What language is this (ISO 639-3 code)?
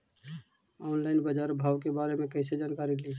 mag